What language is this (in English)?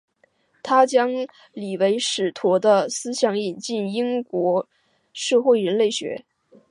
Chinese